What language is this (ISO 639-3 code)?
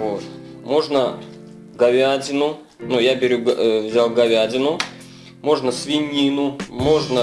rus